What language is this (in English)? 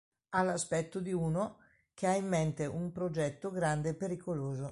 Italian